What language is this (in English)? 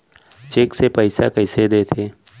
Chhattisgarhi